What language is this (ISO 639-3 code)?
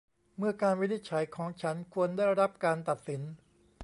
tha